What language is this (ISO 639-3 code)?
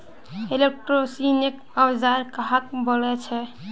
mag